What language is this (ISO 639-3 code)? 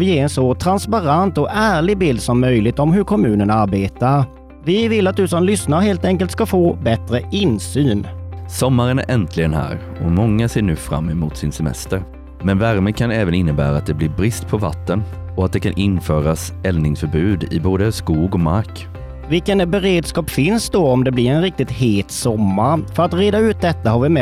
swe